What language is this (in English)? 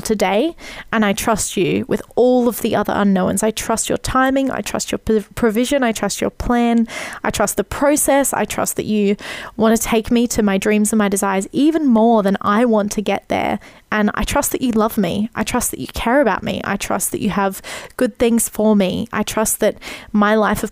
English